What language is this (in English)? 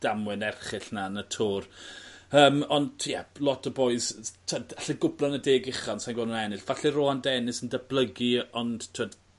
Welsh